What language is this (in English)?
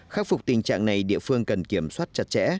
Vietnamese